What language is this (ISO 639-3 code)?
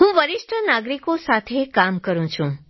guj